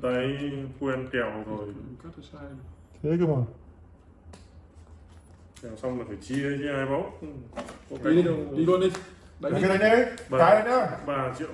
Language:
Vietnamese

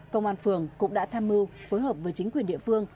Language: Vietnamese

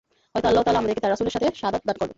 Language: Bangla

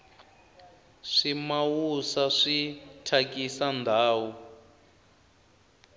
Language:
Tsonga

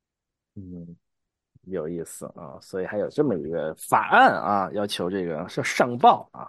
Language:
Chinese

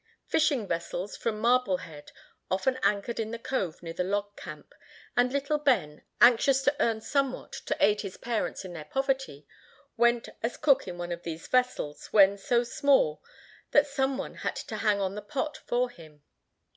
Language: English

